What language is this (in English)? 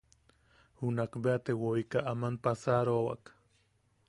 Yaqui